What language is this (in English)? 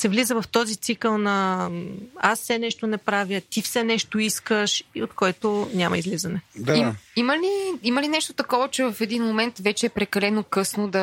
Bulgarian